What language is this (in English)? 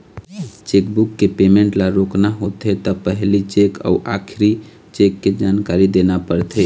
Chhattisgarhi